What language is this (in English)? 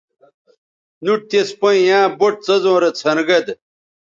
Bateri